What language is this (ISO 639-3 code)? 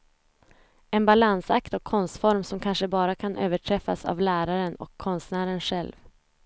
swe